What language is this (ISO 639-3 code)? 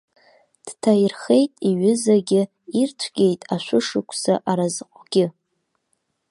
abk